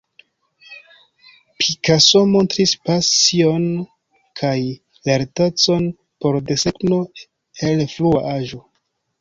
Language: Esperanto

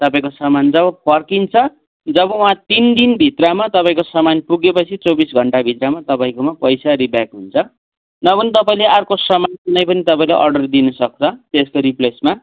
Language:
Nepali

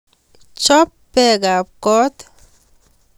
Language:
Kalenjin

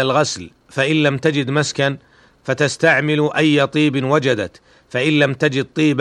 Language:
Arabic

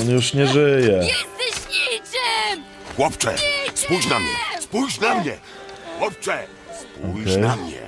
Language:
Polish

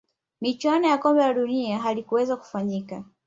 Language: Swahili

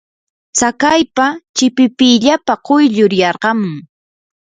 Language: Yanahuanca Pasco Quechua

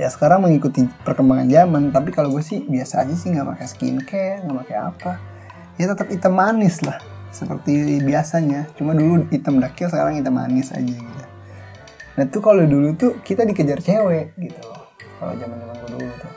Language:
Indonesian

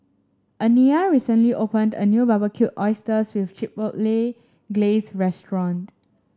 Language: English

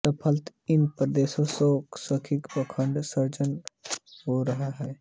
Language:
Hindi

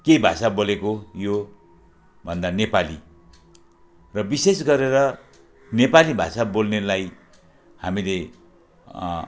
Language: Nepali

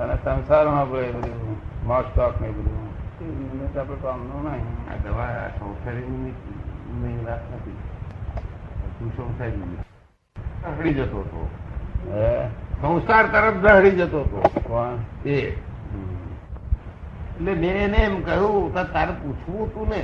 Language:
Gujarati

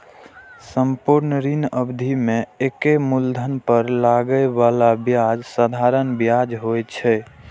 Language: Maithili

